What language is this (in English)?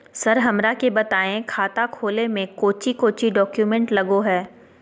Magahi